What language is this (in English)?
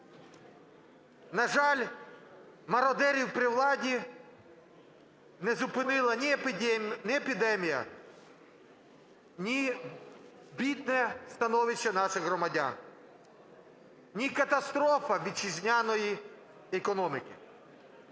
Ukrainian